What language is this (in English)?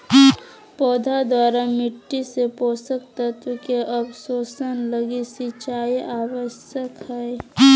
Magahi